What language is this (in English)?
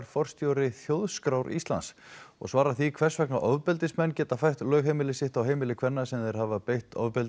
Icelandic